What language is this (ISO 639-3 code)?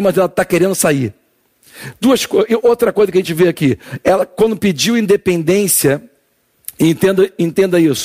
por